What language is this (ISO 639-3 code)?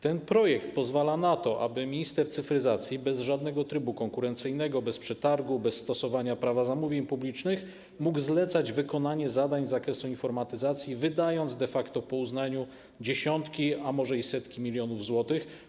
pol